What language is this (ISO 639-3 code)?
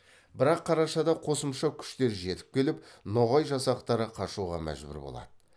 kaz